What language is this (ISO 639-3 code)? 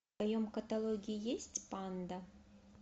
rus